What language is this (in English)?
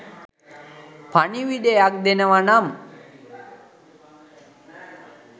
Sinhala